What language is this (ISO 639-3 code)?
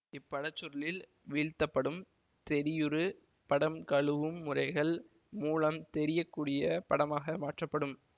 tam